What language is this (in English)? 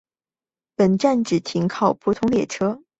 Chinese